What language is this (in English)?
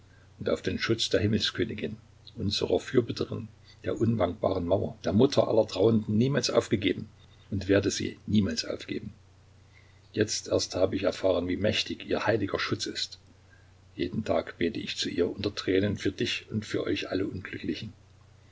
German